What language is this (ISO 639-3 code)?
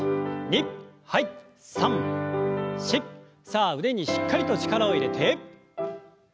jpn